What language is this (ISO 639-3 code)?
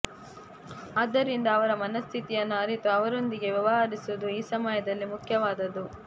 kan